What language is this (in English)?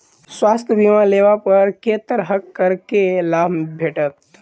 Maithili